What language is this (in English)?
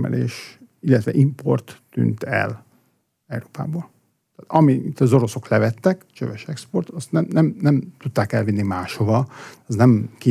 Hungarian